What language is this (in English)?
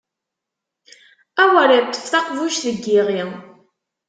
Kabyle